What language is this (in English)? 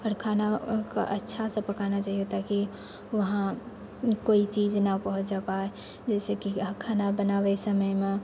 Maithili